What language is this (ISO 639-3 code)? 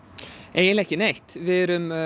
isl